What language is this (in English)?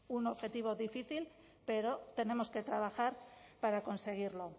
Spanish